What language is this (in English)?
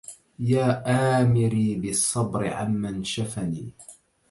Arabic